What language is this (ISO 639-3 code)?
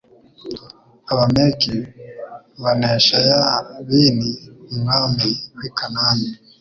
kin